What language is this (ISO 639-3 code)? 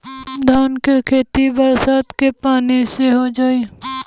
bho